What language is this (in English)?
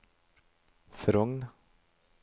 Norwegian